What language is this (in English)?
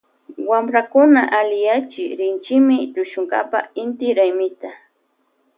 Loja Highland Quichua